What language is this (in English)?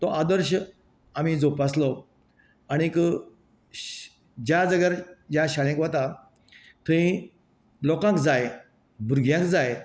Konkani